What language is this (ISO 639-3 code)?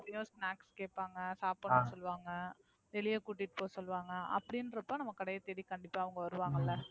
tam